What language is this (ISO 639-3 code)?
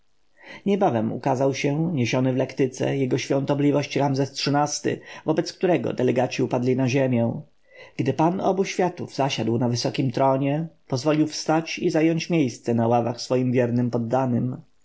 pol